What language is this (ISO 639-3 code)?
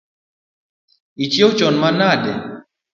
luo